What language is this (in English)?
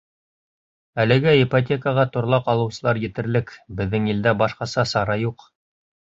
Bashkir